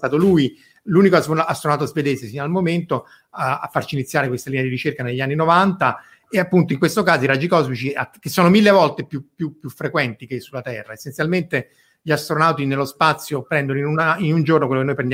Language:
Italian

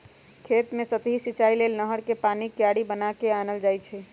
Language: Magahi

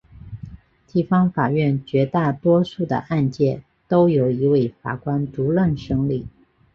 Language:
Chinese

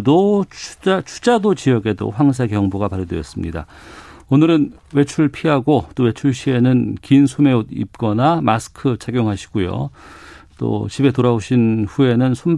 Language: Korean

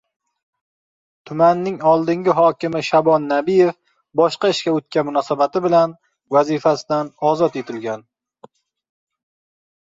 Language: Uzbek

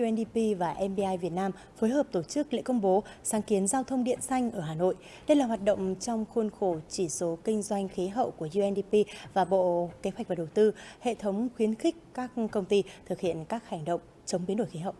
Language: Vietnamese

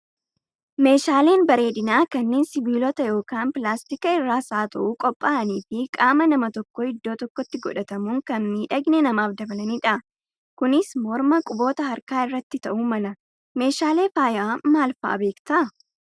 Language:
Oromo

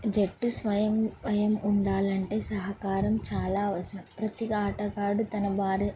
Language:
Telugu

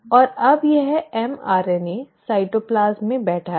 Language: Hindi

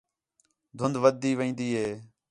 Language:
Khetrani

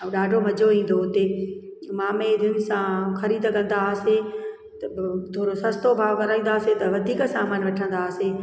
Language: Sindhi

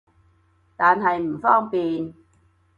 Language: Cantonese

